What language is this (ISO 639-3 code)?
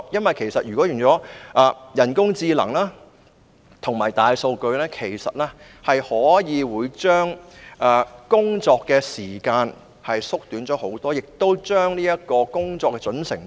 yue